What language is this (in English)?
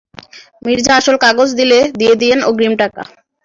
Bangla